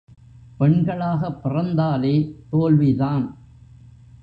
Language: Tamil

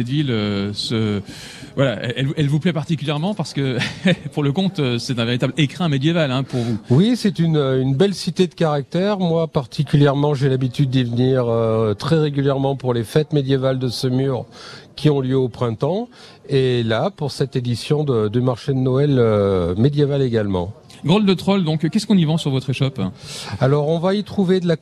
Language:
French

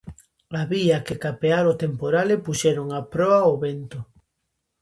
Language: Galician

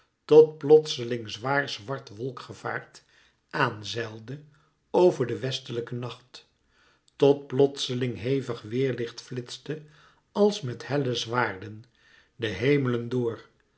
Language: Dutch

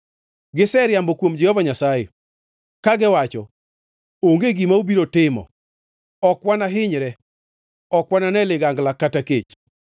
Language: Luo (Kenya and Tanzania)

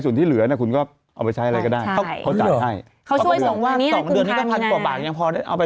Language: Thai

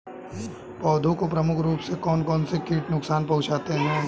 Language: Hindi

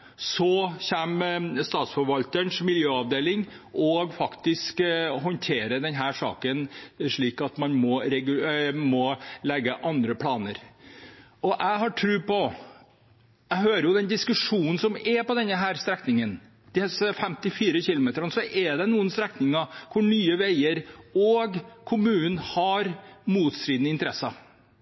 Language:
Norwegian Bokmål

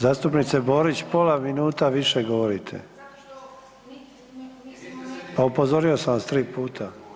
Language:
Croatian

